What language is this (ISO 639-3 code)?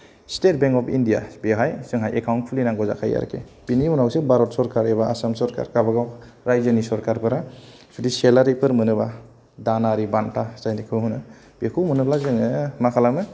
brx